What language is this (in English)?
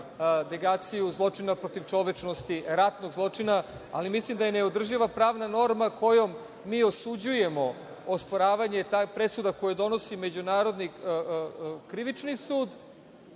Serbian